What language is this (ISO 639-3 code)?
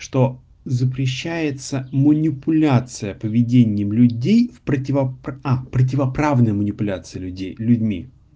rus